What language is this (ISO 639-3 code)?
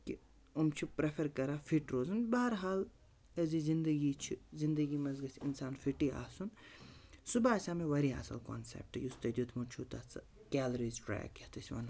kas